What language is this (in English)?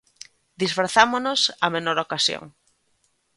Galician